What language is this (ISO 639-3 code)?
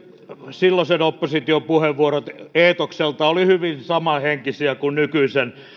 fin